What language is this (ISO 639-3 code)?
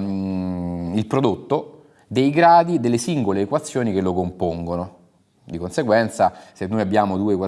ita